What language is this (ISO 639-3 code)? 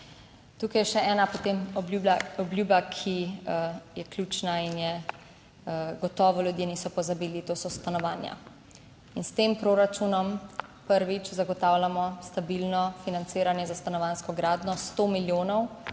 slv